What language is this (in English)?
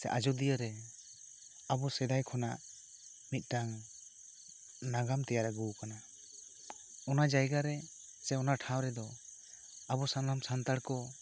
Santali